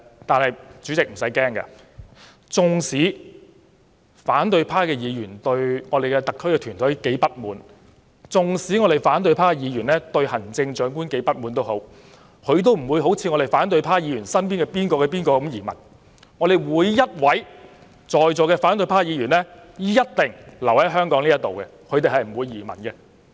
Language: Cantonese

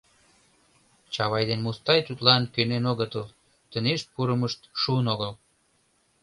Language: Mari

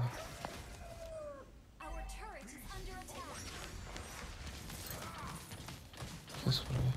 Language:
Turkish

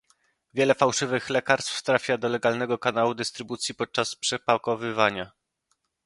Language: Polish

